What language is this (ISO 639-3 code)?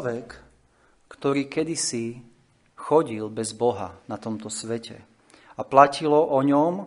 slk